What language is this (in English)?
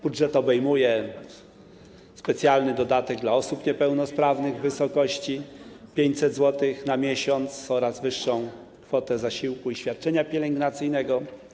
Polish